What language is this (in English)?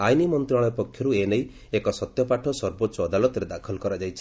Odia